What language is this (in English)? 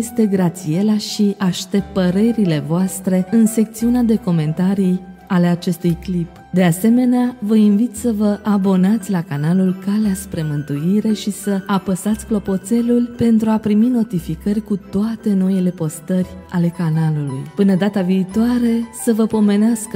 Romanian